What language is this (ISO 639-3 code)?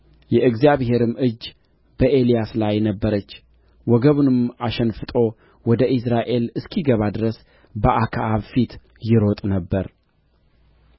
amh